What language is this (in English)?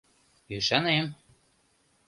Mari